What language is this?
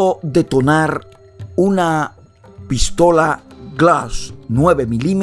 Spanish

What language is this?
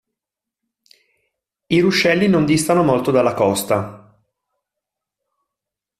Italian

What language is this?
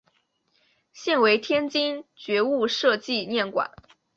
Chinese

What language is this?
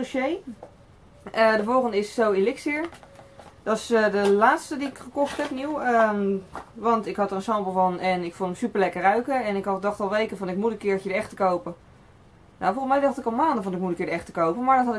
Dutch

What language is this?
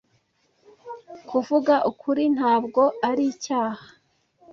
Kinyarwanda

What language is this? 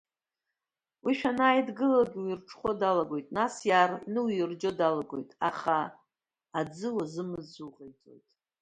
Abkhazian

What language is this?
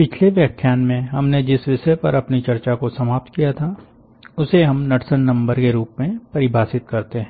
Hindi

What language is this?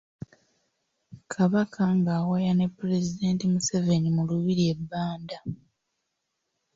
Ganda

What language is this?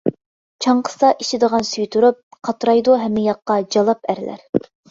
Uyghur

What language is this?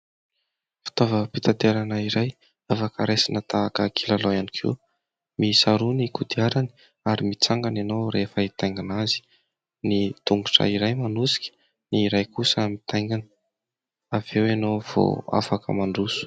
Malagasy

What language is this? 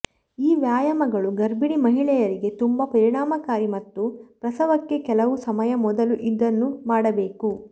Kannada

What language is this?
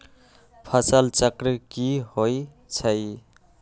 Magahi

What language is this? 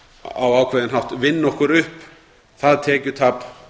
Icelandic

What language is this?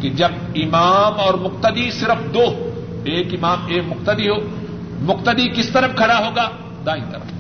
Urdu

